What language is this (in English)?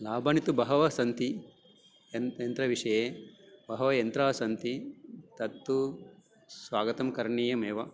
Sanskrit